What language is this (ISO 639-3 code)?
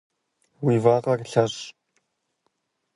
kbd